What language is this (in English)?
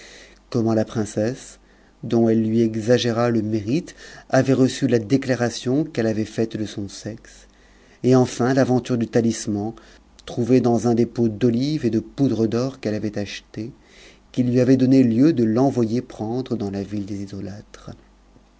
French